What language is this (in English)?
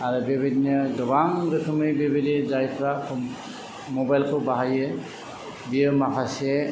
Bodo